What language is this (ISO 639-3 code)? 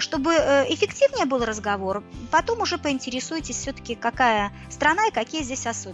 rus